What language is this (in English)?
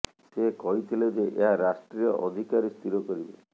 Odia